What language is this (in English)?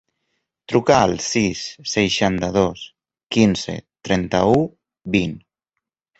Catalan